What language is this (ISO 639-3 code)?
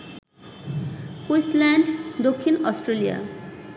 ben